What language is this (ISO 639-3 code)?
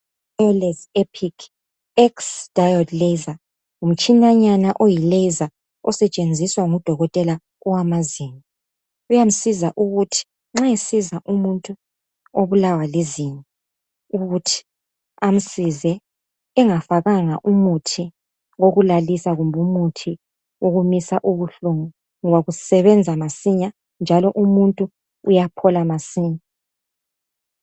nde